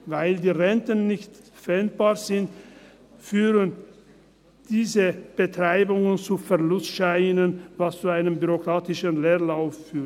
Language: Swiss German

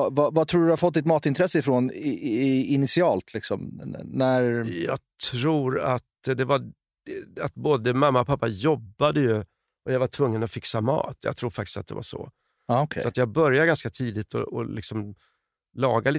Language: Swedish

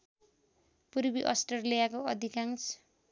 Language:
Nepali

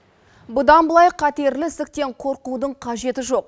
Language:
Kazakh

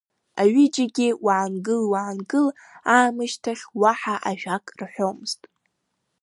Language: Abkhazian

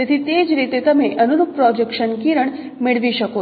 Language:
Gujarati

